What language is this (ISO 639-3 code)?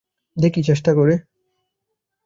ben